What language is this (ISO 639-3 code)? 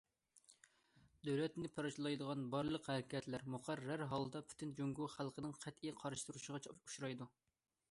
uig